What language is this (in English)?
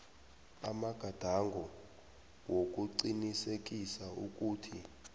South Ndebele